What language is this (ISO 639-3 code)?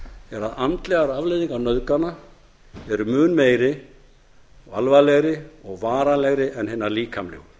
isl